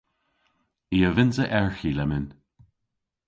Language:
Cornish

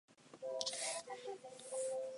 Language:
Chinese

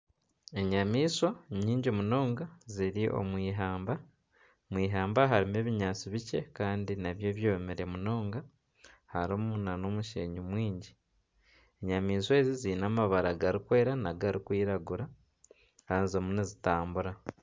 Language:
Nyankole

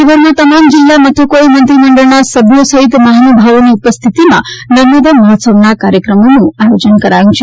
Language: Gujarati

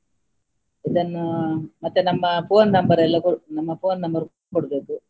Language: Kannada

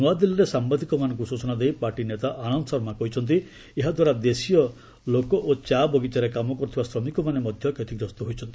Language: Odia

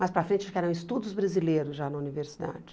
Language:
Portuguese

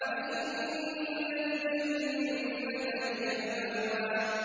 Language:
Arabic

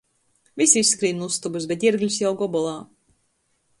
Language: Latgalian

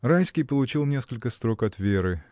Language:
Russian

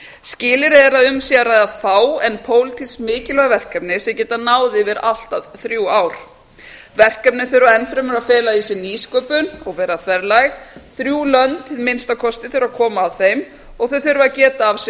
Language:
Icelandic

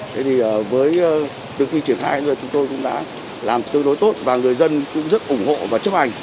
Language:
Vietnamese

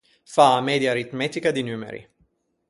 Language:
Ligurian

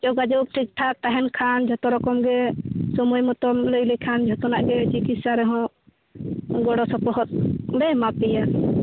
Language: Santali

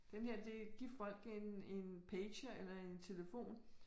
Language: Danish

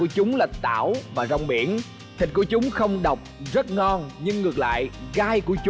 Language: Vietnamese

